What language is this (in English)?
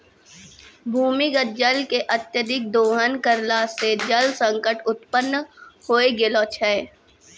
Maithili